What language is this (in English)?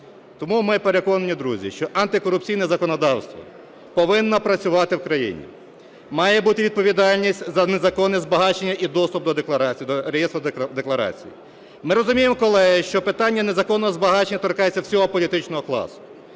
Ukrainian